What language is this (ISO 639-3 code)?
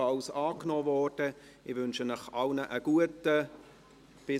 gsw